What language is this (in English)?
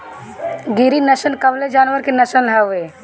Bhojpuri